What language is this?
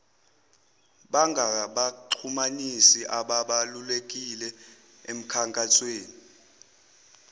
Zulu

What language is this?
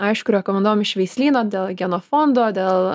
Lithuanian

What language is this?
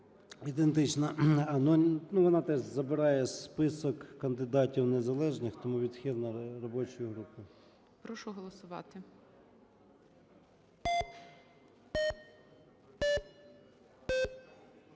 Ukrainian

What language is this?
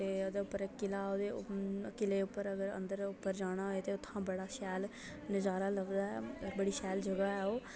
Dogri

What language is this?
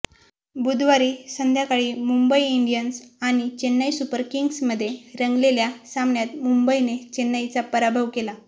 Marathi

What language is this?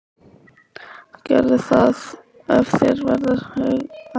Icelandic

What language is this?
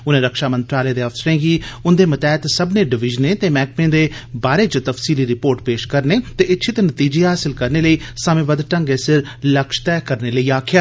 Dogri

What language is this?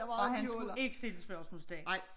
Danish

